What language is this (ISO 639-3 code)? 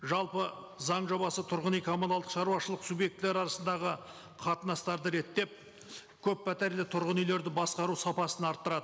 kaz